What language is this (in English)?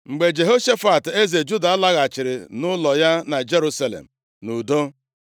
Igbo